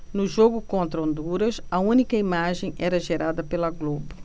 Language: Portuguese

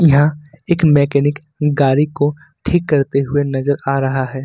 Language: Hindi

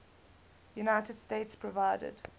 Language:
English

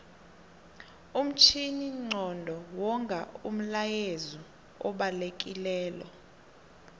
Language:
South Ndebele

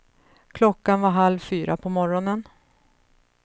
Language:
Swedish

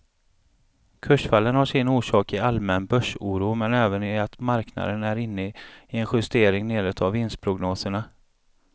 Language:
Swedish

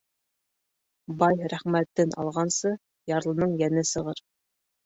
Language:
Bashkir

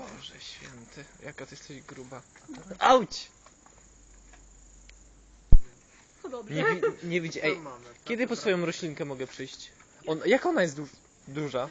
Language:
Polish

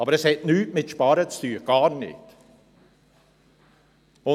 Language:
Swiss German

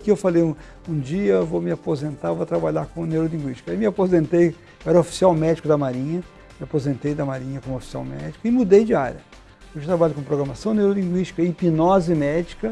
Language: Portuguese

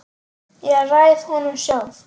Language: Icelandic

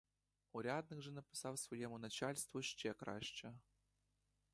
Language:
Ukrainian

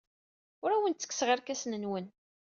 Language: Kabyle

